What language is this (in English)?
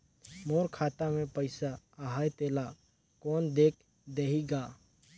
Chhattisgarhi